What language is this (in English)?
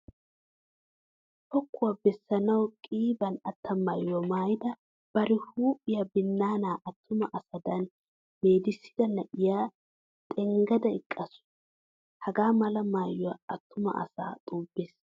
Wolaytta